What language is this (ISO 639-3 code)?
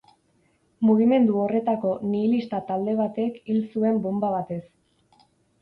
eus